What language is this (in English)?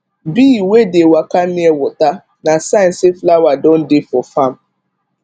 Nigerian Pidgin